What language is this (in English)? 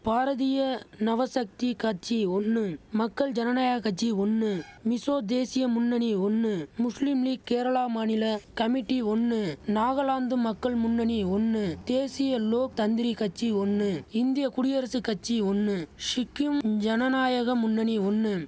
Tamil